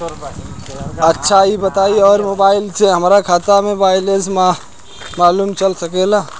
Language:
Bhojpuri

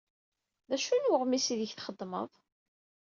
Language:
Kabyle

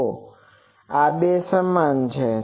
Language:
Gujarati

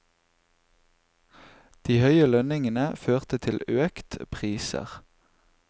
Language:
Norwegian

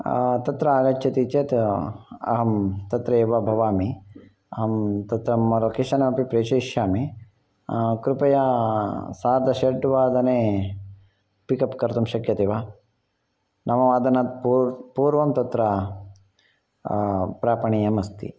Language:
Sanskrit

